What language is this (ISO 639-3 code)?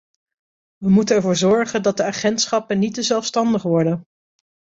nld